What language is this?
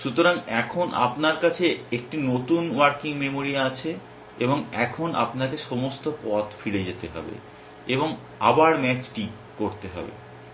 Bangla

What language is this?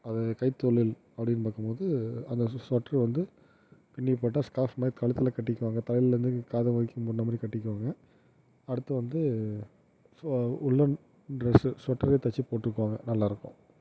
Tamil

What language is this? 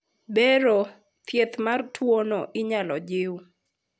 Luo (Kenya and Tanzania)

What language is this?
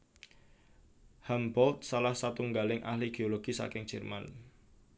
Javanese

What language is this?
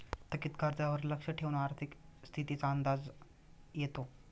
Marathi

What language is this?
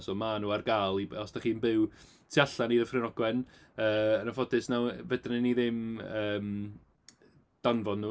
Welsh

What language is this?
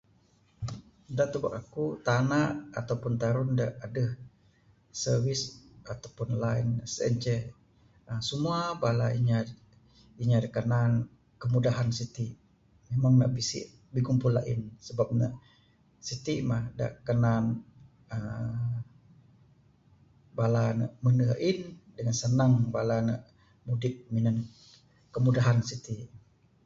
Bukar-Sadung Bidayuh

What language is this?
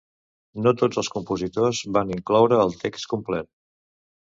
Catalan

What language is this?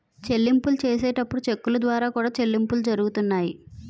Telugu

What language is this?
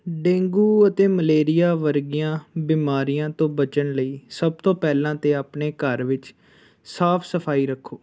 Punjabi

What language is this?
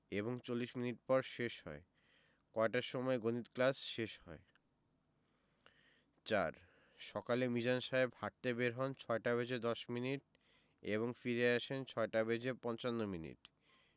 Bangla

